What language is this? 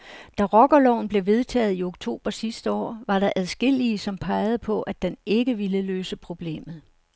Danish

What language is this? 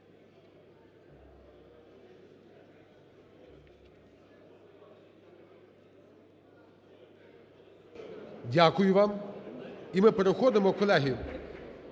Ukrainian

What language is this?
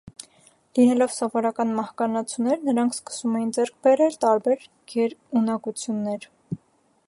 Armenian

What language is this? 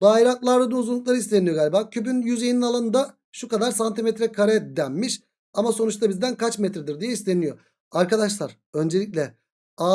Turkish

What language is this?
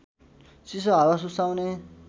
Nepali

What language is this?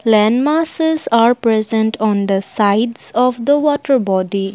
English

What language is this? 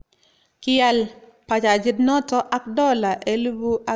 Kalenjin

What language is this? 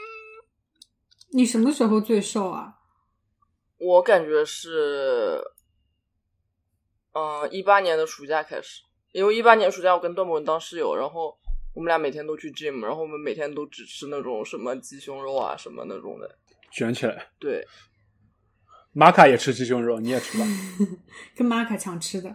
Chinese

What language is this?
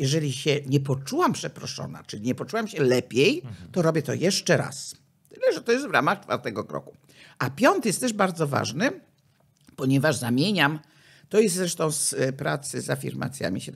Polish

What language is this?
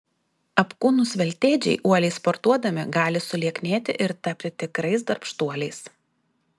Lithuanian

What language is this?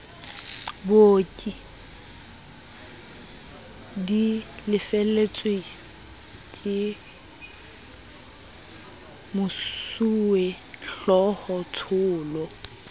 Southern Sotho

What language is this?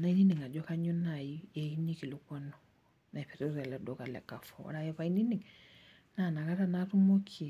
Masai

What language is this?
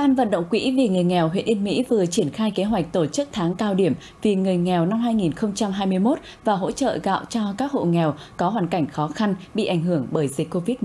Vietnamese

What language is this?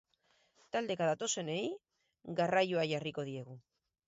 Basque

